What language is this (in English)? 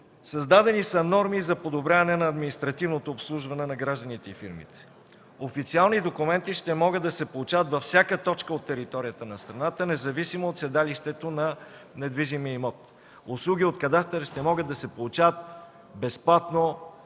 Bulgarian